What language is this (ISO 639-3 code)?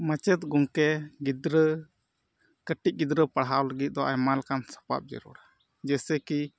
sat